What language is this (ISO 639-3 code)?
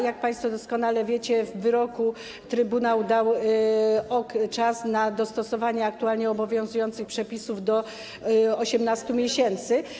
pol